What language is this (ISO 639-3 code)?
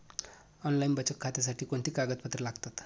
mar